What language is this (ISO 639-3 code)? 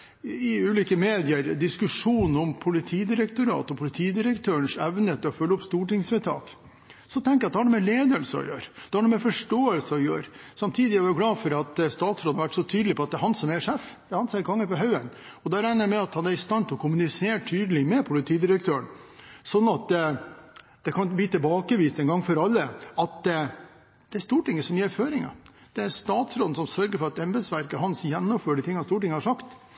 nob